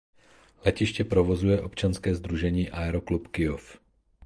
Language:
Czech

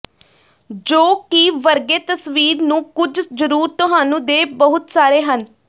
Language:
Punjabi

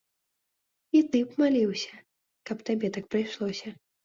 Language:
Belarusian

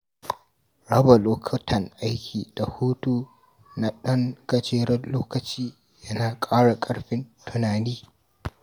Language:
Hausa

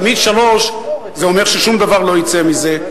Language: Hebrew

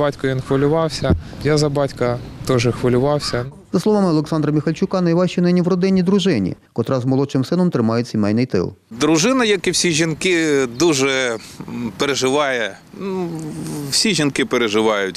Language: Ukrainian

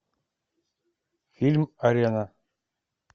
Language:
Russian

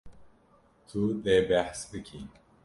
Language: Kurdish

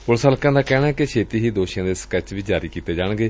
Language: Punjabi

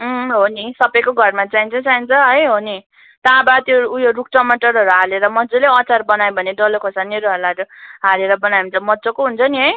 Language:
Nepali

